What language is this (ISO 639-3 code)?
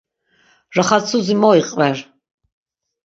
lzz